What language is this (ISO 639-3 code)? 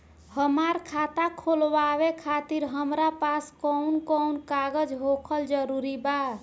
bho